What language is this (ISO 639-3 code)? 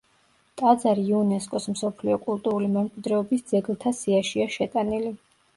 kat